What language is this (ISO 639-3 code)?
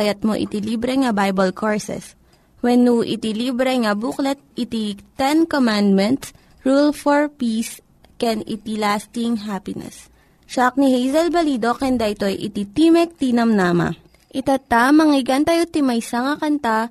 fil